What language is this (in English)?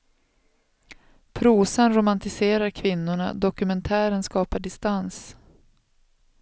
Swedish